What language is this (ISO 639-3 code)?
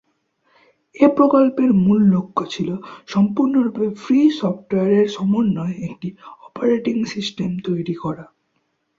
ben